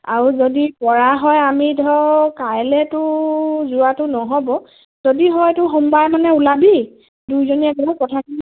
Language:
Assamese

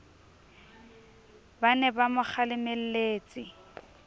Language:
Southern Sotho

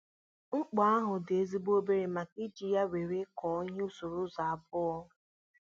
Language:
Igbo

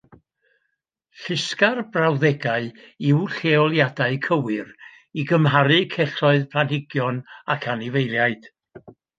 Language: Welsh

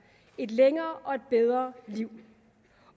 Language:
Danish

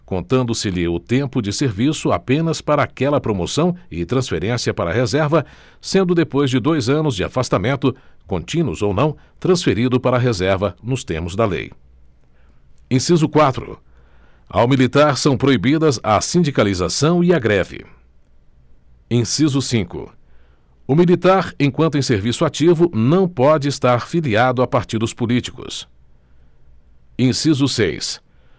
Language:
Portuguese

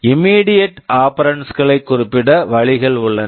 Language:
Tamil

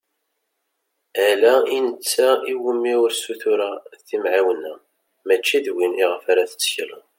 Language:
Kabyle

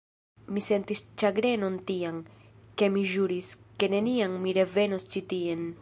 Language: Esperanto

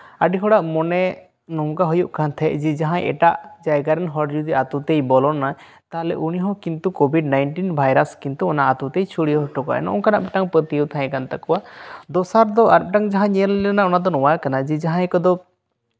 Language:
Santali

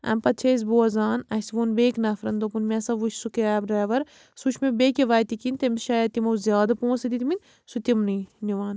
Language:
Kashmiri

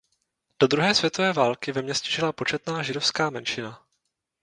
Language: Czech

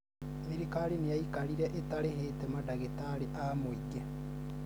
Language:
Kikuyu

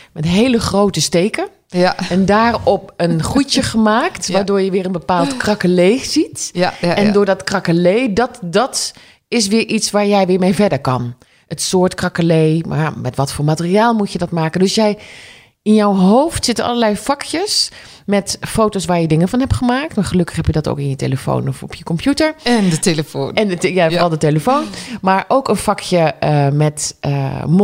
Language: Dutch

